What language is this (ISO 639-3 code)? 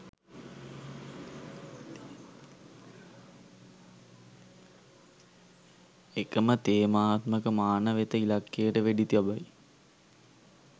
sin